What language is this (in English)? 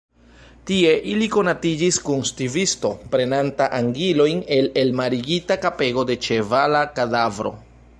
Esperanto